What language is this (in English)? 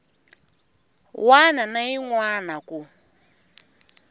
Tsonga